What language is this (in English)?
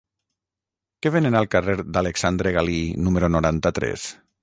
Catalan